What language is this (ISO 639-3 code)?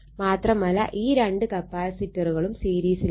mal